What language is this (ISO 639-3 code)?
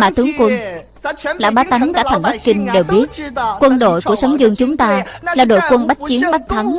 vie